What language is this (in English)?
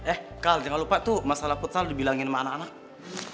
Indonesian